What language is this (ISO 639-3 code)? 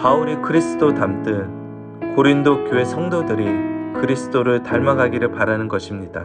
kor